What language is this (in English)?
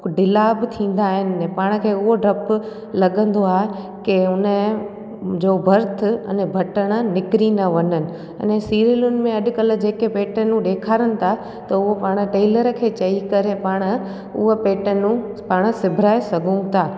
Sindhi